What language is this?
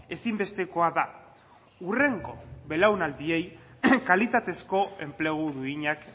Basque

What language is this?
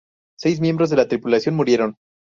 Spanish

